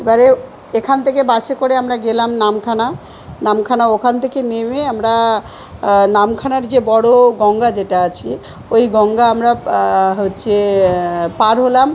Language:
Bangla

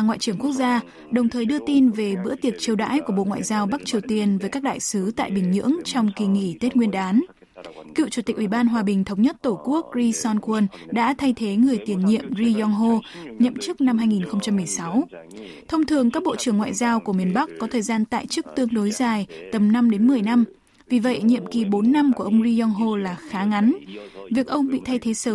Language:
Vietnamese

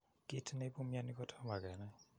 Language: Kalenjin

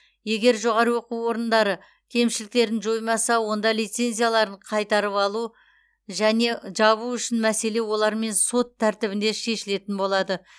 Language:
Kazakh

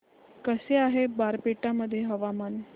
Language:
Marathi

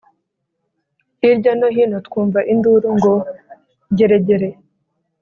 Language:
Kinyarwanda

